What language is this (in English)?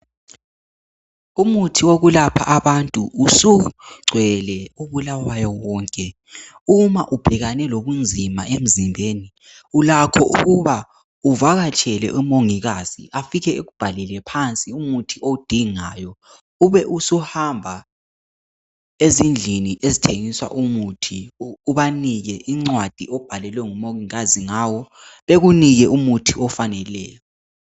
North Ndebele